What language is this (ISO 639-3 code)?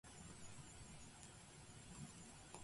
jpn